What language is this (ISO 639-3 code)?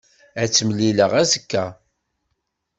kab